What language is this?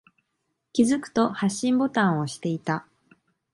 Japanese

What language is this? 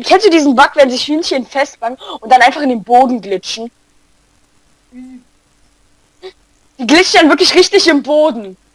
German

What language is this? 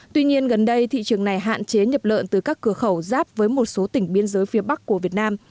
Vietnamese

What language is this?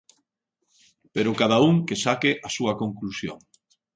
Galician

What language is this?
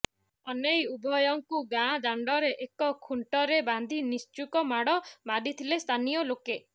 Odia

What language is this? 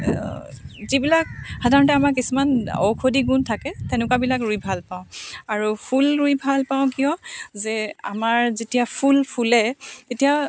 Assamese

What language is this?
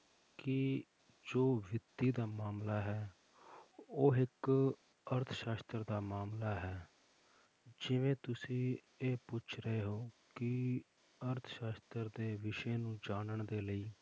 Punjabi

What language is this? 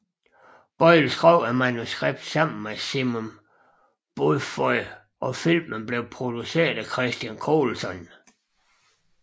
Danish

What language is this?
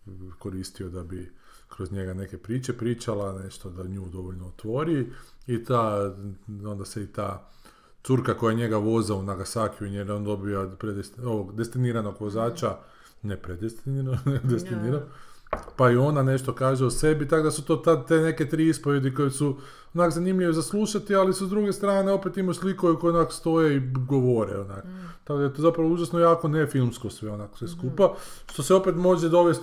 Croatian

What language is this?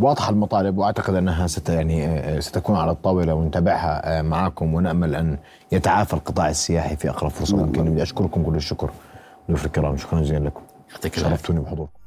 Arabic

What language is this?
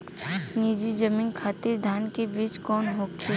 Bhojpuri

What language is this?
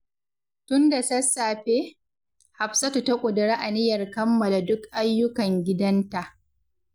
Hausa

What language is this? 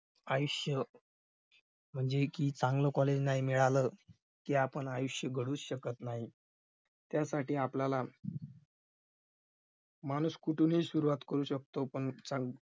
Marathi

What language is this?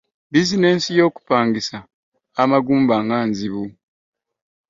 Ganda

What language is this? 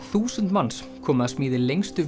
Icelandic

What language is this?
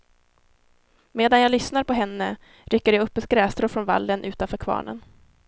Swedish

